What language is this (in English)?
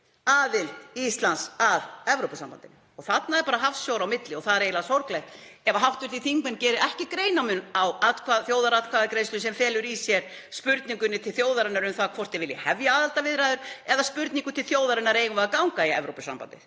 Icelandic